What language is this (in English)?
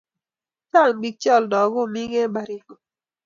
Kalenjin